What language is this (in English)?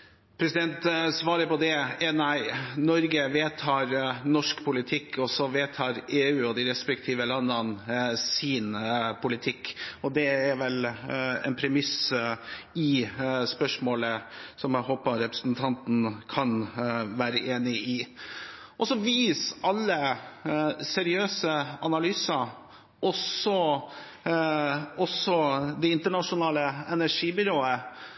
Norwegian Bokmål